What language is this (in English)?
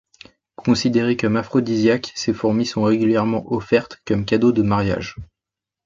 French